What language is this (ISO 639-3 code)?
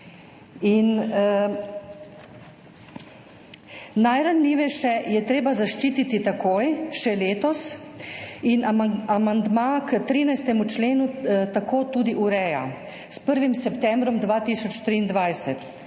slv